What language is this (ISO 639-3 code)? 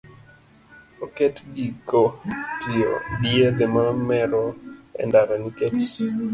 luo